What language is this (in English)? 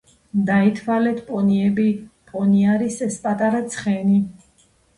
Georgian